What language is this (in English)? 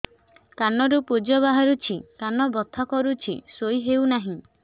Odia